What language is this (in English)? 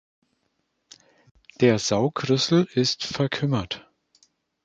German